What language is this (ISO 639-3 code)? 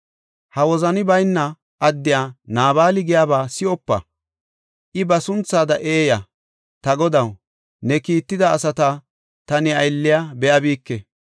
gof